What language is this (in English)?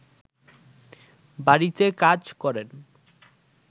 Bangla